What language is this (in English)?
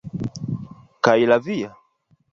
Esperanto